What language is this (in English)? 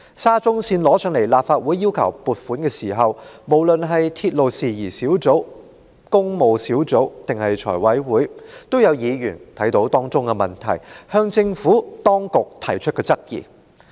Cantonese